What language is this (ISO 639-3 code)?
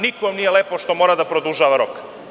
srp